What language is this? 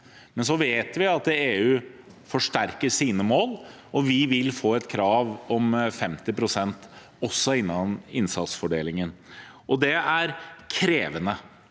Norwegian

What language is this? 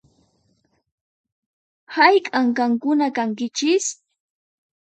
Puno Quechua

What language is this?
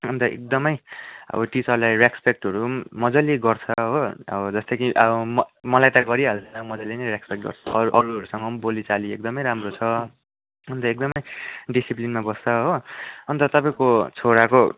Nepali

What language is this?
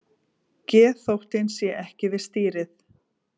Icelandic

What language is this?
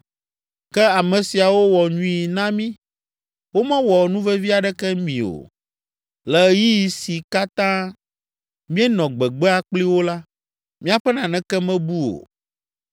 Ewe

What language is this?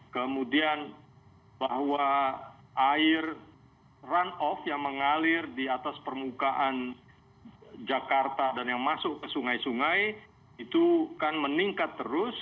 Indonesian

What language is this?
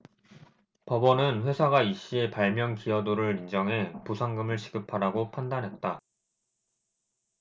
Korean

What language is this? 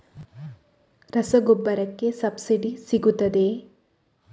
Kannada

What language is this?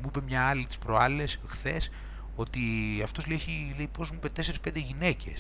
Greek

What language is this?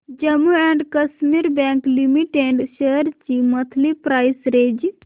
Marathi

